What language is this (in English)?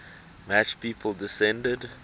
English